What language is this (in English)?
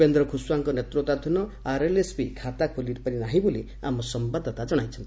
Odia